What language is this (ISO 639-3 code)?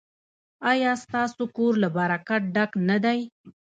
pus